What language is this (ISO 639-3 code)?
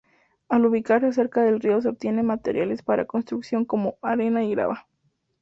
spa